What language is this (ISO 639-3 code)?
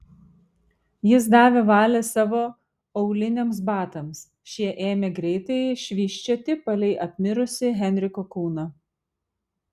lit